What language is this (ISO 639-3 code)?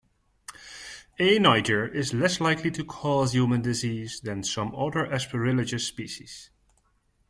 eng